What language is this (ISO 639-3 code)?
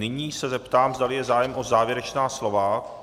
ces